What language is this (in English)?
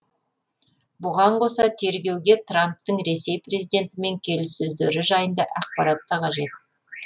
Kazakh